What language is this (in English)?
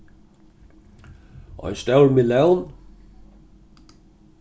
Faroese